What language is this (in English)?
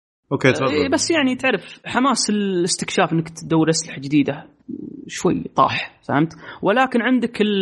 Arabic